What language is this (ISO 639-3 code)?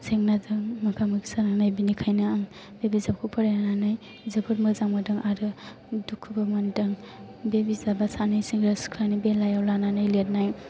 brx